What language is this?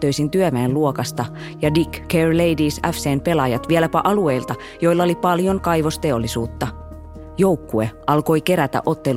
Finnish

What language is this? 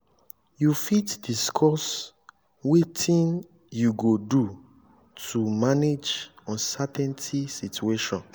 Nigerian Pidgin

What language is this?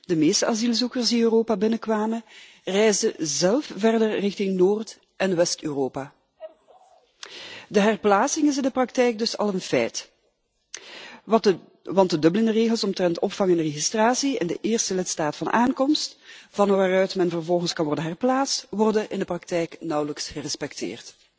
Dutch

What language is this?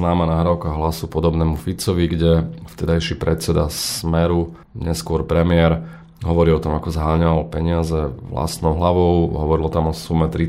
Slovak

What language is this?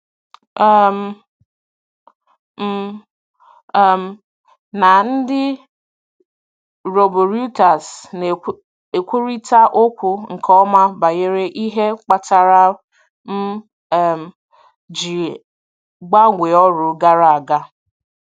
Igbo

